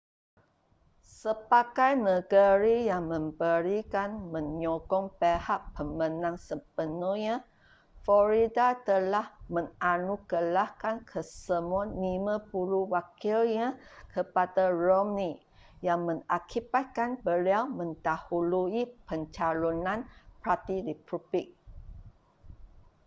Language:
Malay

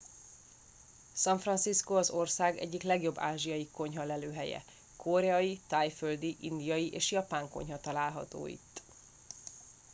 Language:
Hungarian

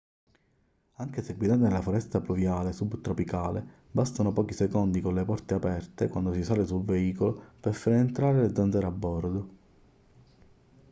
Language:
Italian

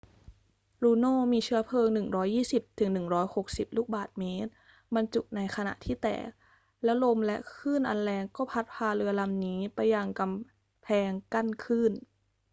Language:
Thai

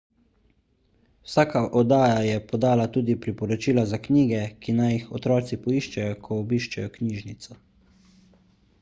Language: Slovenian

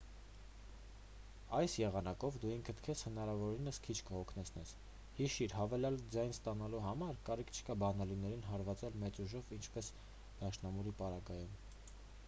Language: Armenian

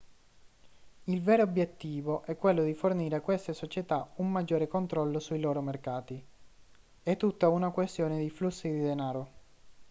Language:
Italian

